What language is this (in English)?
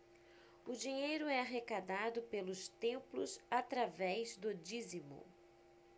Portuguese